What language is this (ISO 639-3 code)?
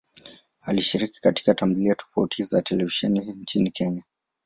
swa